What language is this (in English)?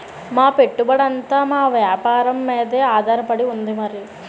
Telugu